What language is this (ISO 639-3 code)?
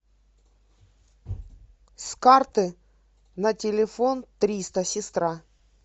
rus